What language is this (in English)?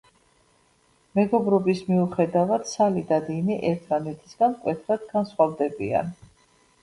Georgian